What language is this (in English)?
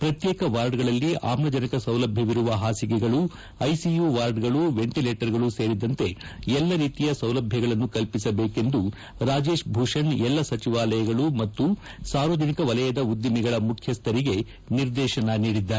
Kannada